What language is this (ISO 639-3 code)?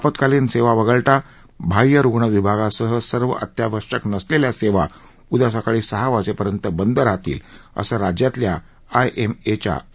mar